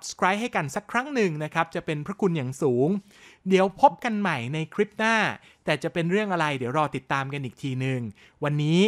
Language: Thai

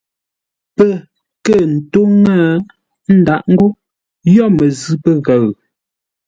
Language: Ngombale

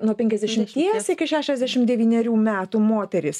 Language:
Lithuanian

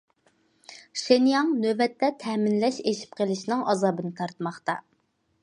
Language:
Uyghur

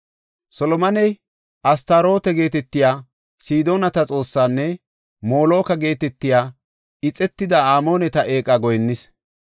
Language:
Gofa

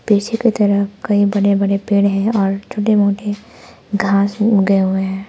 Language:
Hindi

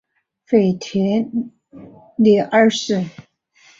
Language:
Chinese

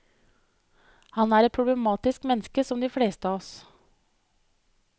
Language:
Norwegian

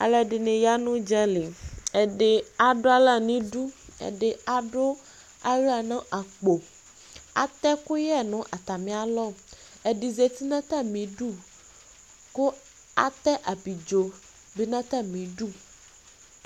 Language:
Ikposo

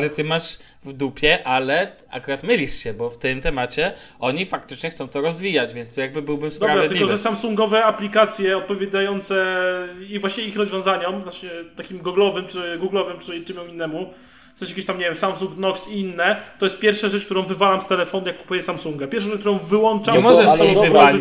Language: Polish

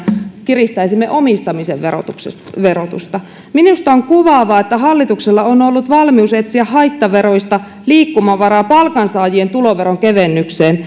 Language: Finnish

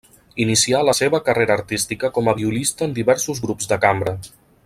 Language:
Catalan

